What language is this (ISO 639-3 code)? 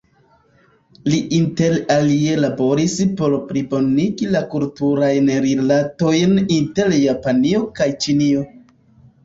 epo